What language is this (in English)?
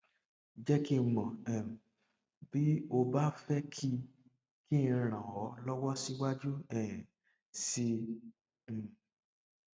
Yoruba